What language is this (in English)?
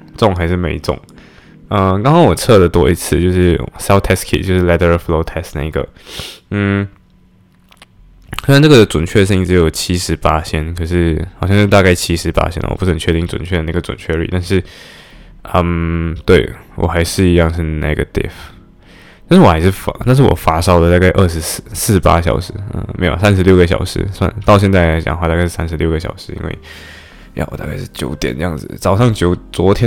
Chinese